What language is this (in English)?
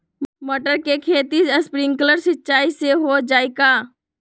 Magahi